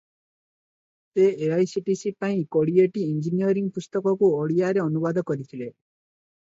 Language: Odia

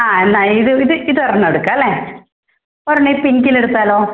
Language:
Malayalam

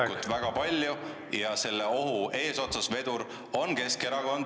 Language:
Estonian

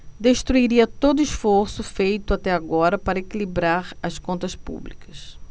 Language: Portuguese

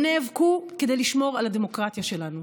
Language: Hebrew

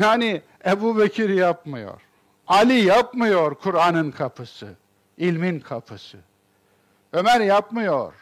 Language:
Turkish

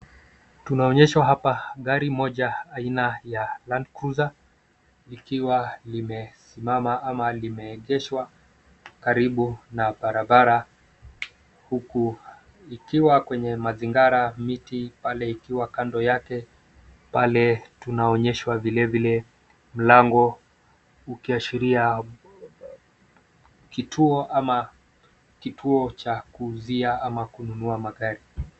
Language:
Swahili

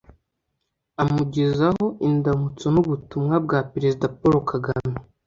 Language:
Kinyarwanda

